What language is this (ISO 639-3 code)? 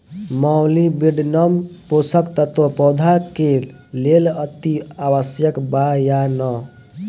bho